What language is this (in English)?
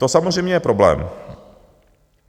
Czech